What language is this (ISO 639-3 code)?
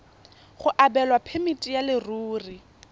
tsn